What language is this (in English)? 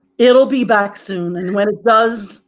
English